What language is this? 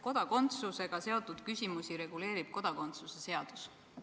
Estonian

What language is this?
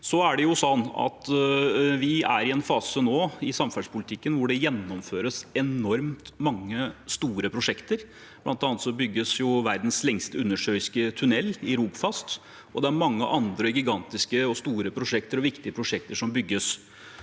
Norwegian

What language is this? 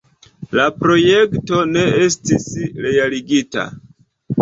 Esperanto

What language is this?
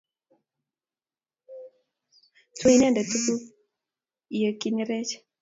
Kalenjin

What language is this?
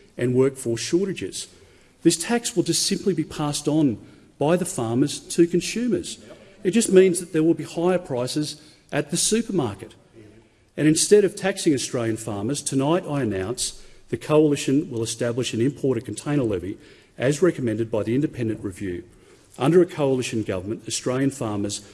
English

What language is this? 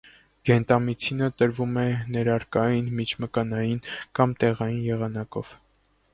Armenian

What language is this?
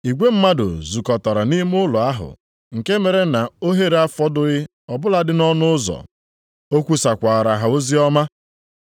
Igbo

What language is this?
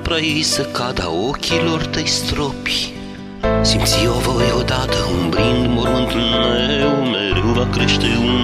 Romanian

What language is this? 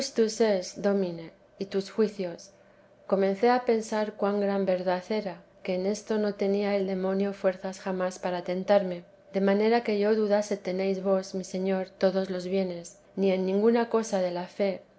Spanish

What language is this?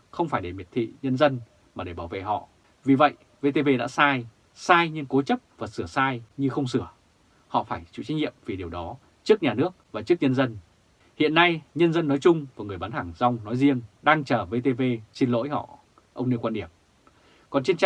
Vietnamese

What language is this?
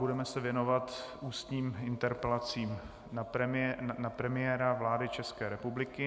Czech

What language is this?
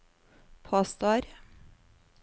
Norwegian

